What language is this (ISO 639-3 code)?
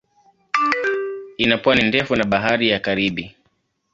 swa